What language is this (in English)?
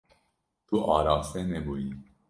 Kurdish